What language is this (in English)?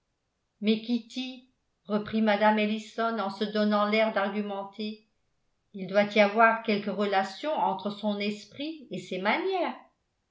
French